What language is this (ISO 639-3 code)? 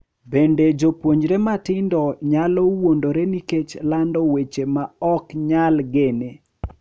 luo